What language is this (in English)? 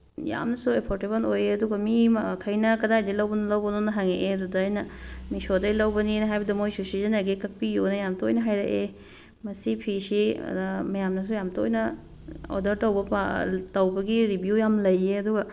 Manipuri